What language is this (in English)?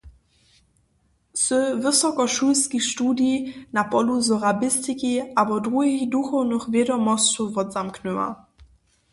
Upper Sorbian